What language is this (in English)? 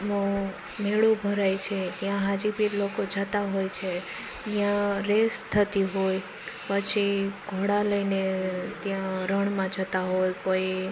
Gujarati